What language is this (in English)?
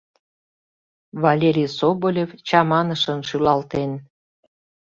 Mari